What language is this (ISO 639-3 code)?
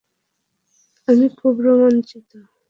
ben